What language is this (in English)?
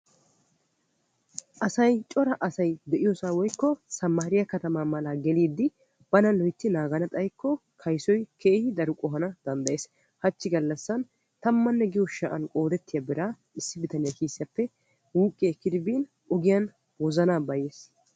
Wolaytta